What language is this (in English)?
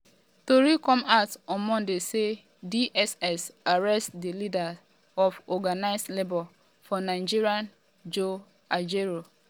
Nigerian Pidgin